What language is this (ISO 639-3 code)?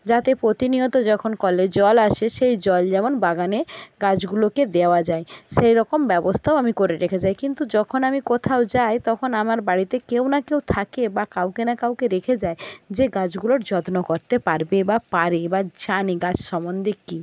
ben